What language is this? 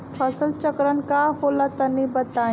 Bhojpuri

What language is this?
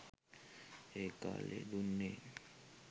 Sinhala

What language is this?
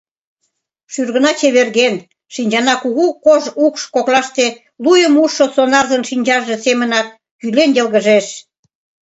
Mari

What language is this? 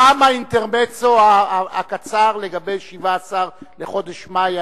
Hebrew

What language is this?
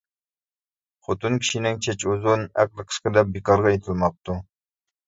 Uyghur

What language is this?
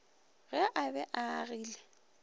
Northern Sotho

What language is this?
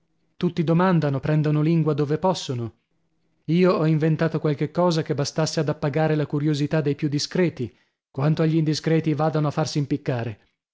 Italian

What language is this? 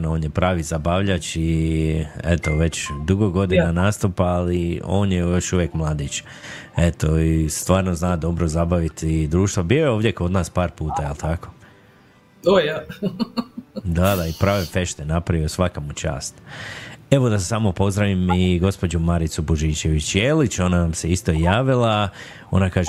Croatian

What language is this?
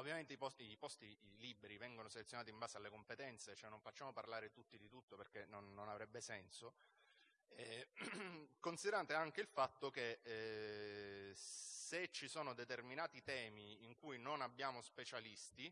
Italian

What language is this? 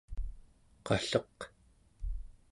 Central Yupik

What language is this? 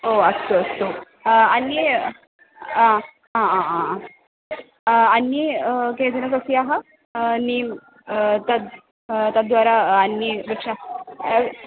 Sanskrit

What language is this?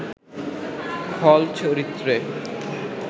Bangla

